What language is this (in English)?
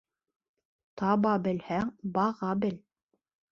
Bashkir